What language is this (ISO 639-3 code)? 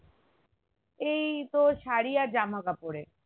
ben